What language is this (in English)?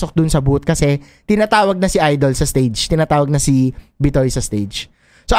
Filipino